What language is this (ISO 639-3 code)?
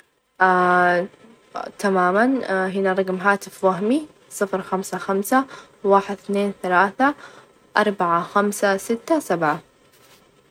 ars